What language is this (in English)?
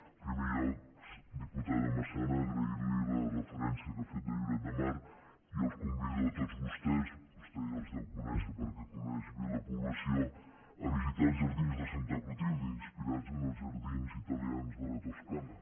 Catalan